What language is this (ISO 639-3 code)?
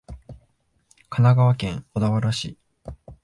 jpn